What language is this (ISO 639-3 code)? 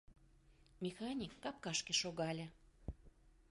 chm